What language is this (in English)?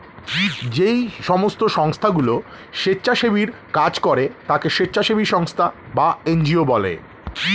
Bangla